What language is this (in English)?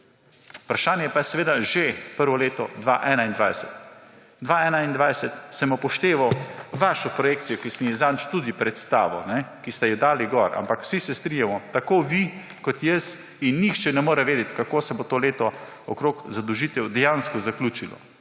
Slovenian